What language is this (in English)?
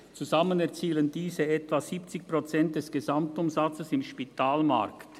Swiss German